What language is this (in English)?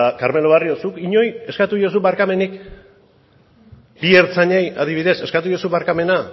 Basque